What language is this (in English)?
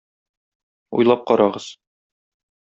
Tatar